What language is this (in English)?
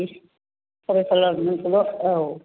Bodo